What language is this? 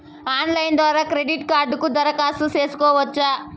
Telugu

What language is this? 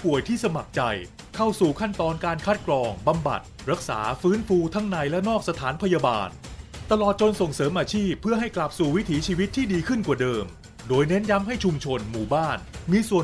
Thai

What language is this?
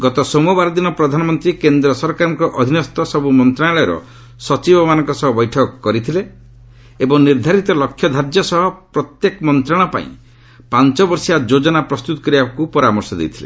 Odia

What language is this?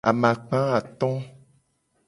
Gen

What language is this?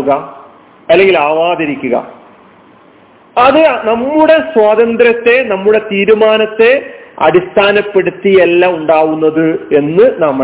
Malayalam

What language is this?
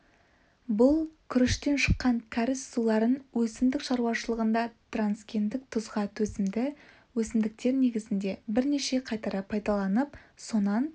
Kazakh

